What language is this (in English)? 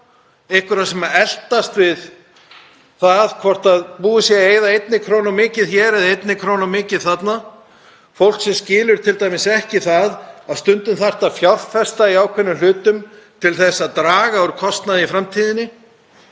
Icelandic